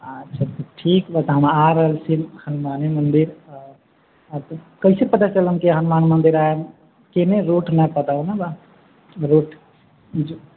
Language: Maithili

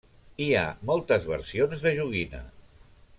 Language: Catalan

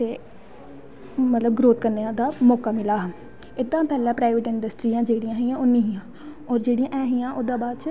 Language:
Dogri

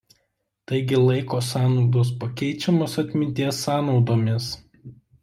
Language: Lithuanian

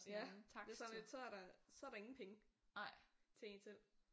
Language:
Danish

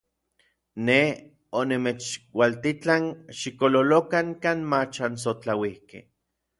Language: Orizaba Nahuatl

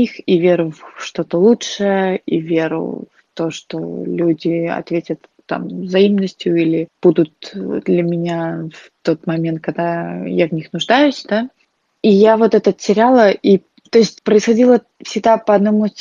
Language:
Russian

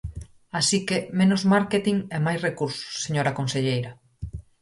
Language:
Galician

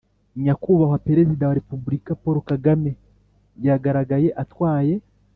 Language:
Kinyarwanda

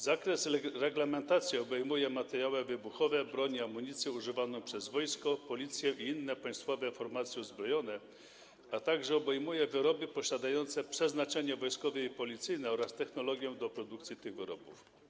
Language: Polish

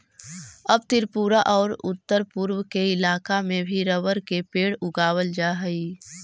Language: Magahi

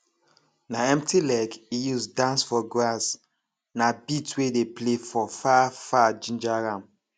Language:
Nigerian Pidgin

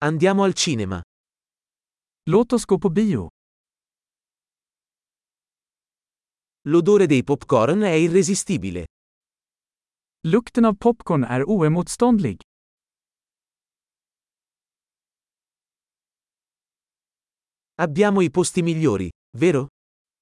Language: Italian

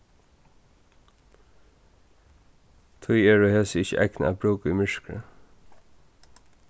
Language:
Faroese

